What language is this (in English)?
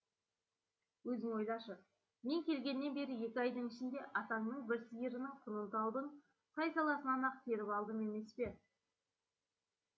Kazakh